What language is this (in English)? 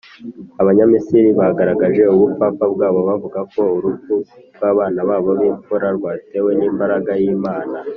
Kinyarwanda